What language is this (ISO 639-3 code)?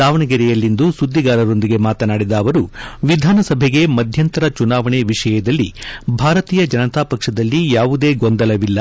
kan